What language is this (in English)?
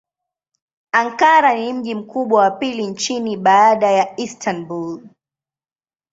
Swahili